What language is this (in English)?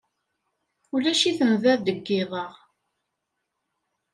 Kabyle